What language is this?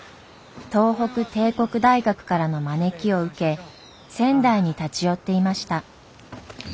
Japanese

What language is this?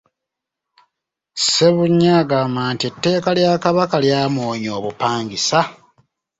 Ganda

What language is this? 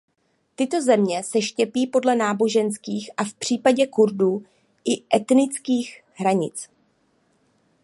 Czech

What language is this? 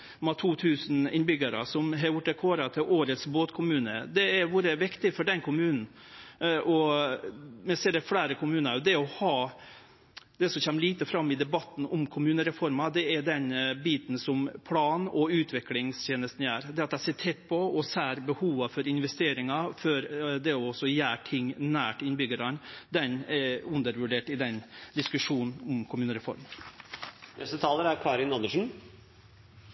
Norwegian Nynorsk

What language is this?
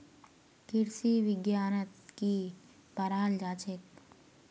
Magahi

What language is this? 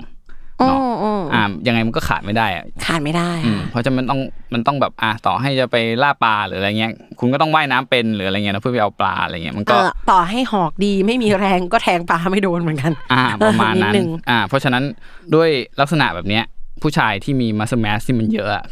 Thai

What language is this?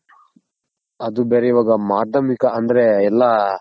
Kannada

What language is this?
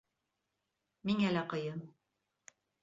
Bashkir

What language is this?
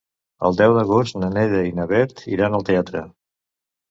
Catalan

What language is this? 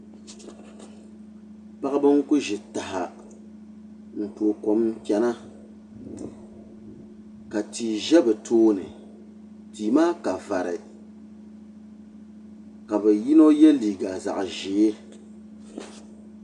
Dagbani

